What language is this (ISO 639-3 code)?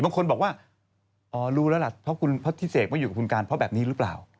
tha